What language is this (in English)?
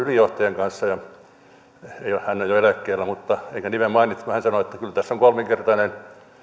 Finnish